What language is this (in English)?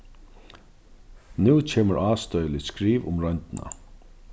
Faroese